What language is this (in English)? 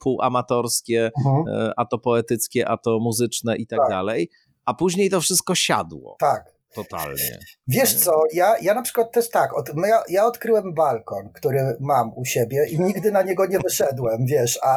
Polish